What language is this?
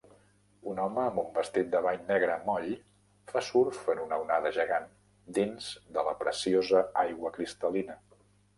Catalan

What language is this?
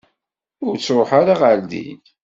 Kabyle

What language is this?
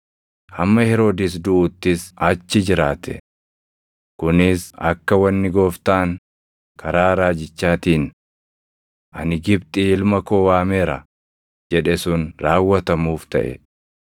Oromo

